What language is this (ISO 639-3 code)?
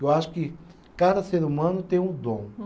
por